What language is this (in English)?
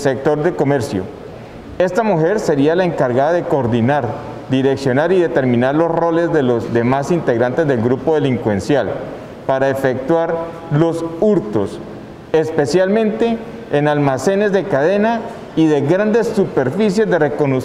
Spanish